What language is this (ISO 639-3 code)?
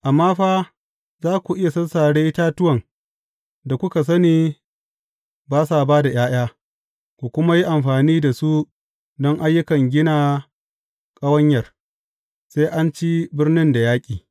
hau